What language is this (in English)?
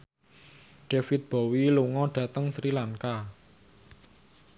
Javanese